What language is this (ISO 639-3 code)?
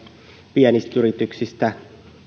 fin